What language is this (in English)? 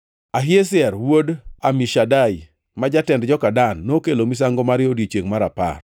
Luo (Kenya and Tanzania)